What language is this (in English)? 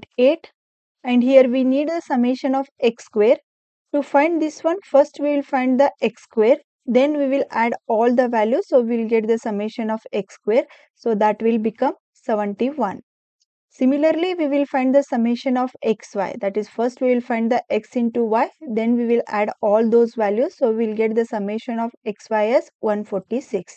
English